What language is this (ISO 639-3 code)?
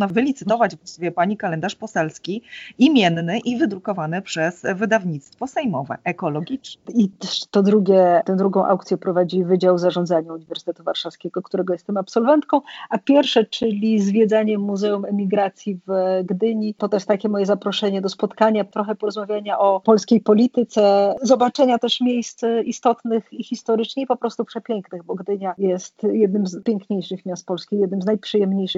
pol